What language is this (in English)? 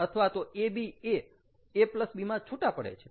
Gujarati